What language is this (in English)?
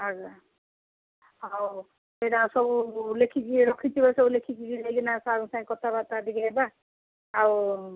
Odia